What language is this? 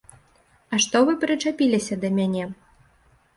Belarusian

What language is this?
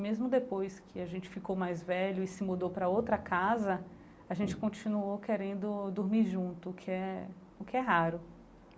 Portuguese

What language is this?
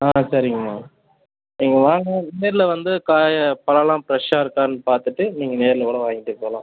Tamil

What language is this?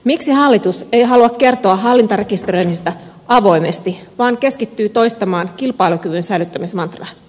Finnish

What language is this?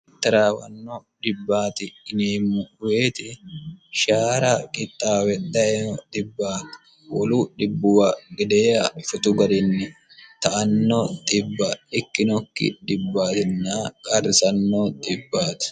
Sidamo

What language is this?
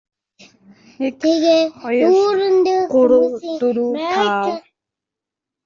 Mongolian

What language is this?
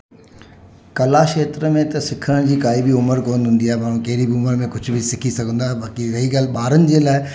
Sindhi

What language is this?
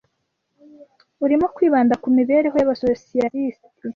Kinyarwanda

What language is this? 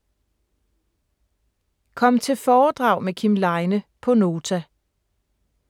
Danish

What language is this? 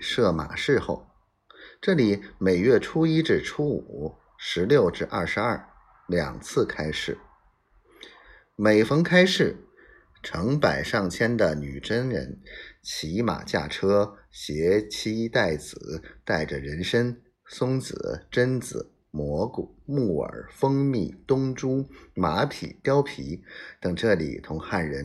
Chinese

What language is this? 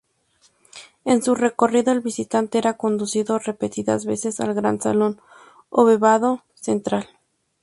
Spanish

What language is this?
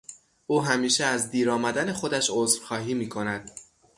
Persian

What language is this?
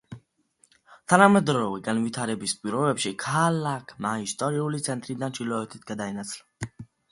Georgian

